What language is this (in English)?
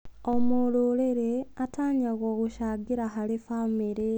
Kikuyu